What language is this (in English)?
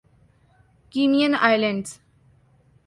Urdu